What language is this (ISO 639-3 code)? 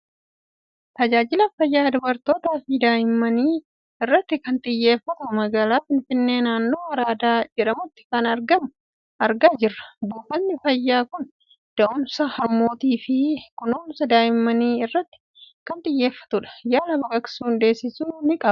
orm